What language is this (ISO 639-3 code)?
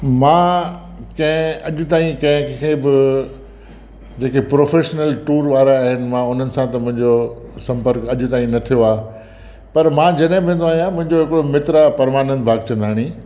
snd